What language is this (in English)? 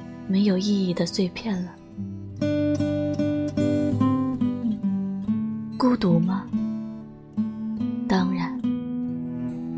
Chinese